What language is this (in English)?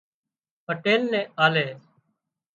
Wadiyara Koli